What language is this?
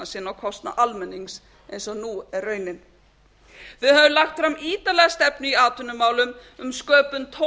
Icelandic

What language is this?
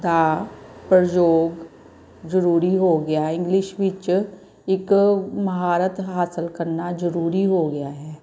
Punjabi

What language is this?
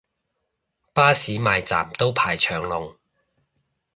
Cantonese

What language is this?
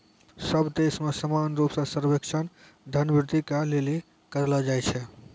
Maithili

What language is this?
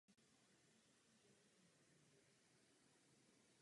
Czech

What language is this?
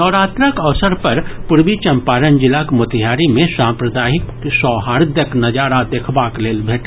Maithili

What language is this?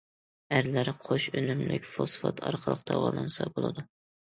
Uyghur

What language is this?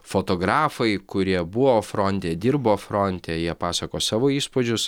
Lithuanian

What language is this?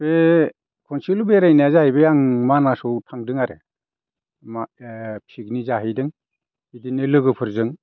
Bodo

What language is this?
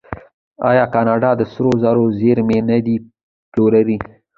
Pashto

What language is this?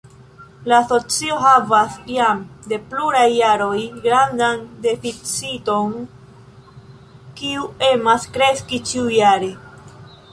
Esperanto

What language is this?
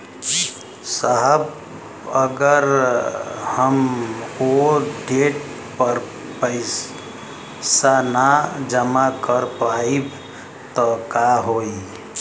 Bhojpuri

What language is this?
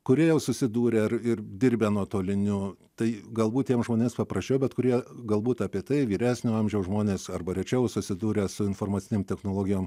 Lithuanian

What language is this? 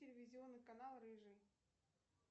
Russian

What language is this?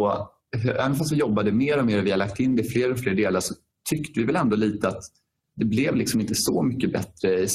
Swedish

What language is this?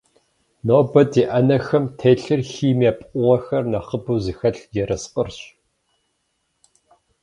Kabardian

